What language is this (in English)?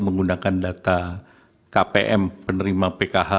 Indonesian